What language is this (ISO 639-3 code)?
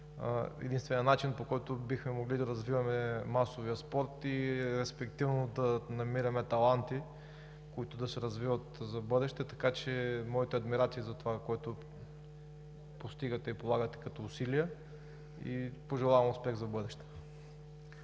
bul